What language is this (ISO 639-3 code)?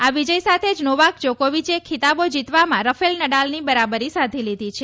guj